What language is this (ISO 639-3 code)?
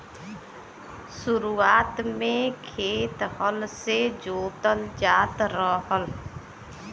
bho